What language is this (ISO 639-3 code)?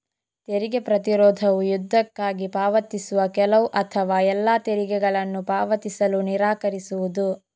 kan